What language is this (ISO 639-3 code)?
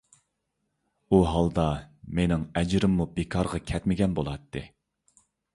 uig